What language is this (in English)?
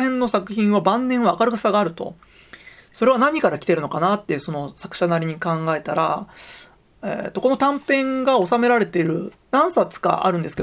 Japanese